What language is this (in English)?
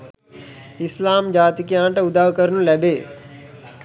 Sinhala